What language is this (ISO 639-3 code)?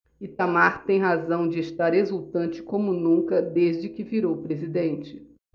por